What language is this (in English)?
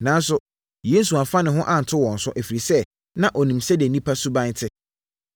Akan